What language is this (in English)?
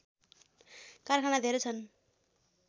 Nepali